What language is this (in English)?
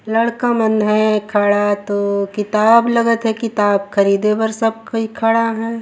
Surgujia